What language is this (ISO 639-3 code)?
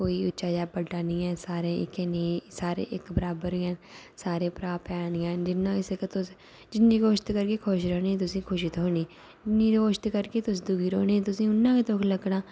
doi